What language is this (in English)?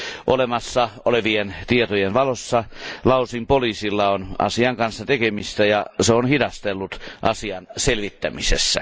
Finnish